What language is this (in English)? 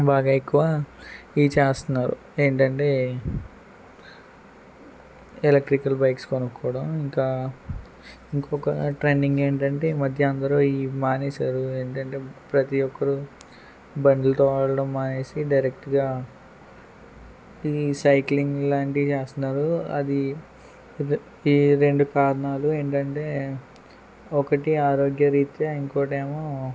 Telugu